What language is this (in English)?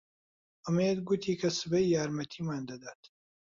Central Kurdish